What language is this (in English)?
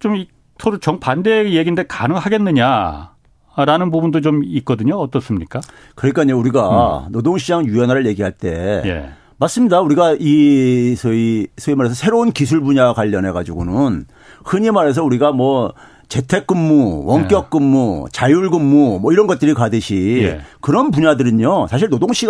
Korean